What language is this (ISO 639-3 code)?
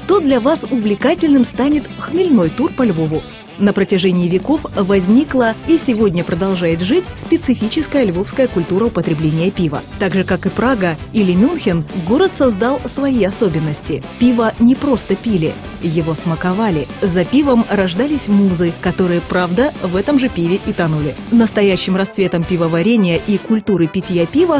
rus